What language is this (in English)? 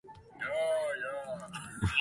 Japanese